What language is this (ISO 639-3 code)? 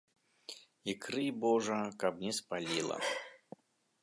bel